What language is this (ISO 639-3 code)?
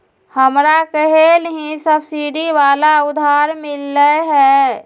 mag